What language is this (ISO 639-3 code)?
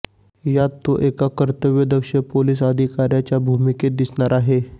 mar